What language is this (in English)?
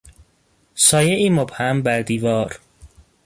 Persian